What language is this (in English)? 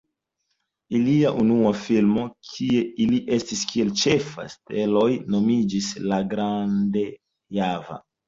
Esperanto